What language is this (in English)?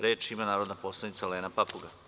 Serbian